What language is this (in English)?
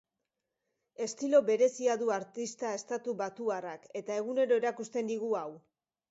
Basque